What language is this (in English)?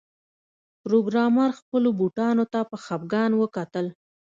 Pashto